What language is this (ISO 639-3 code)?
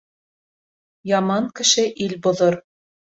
bak